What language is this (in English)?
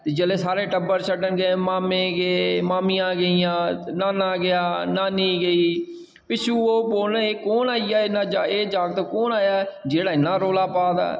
Dogri